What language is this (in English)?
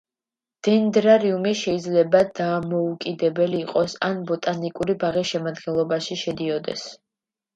Georgian